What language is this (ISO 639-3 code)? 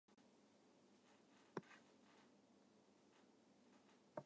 jpn